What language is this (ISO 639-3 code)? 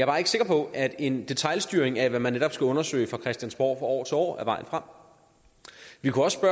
dan